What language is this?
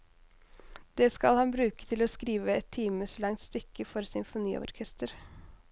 Norwegian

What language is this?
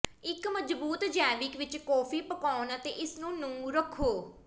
Punjabi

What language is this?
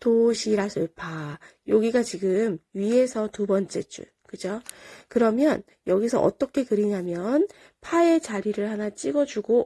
Korean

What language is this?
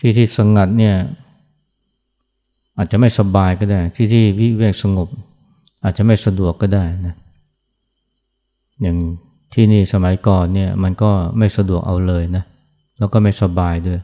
Thai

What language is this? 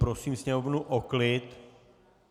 Czech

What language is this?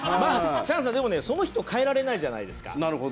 Japanese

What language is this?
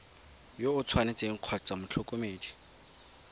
Tswana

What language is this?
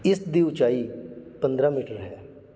Punjabi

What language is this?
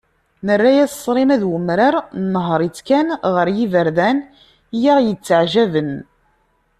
Kabyle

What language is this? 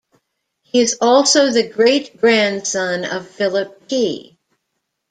English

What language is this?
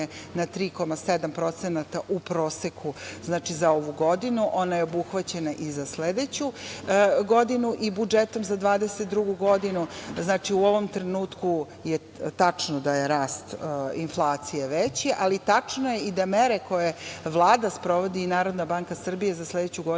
Serbian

